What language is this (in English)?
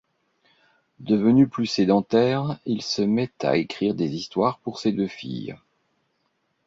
French